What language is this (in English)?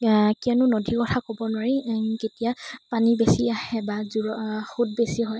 Assamese